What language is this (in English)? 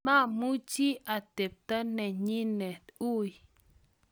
Kalenjin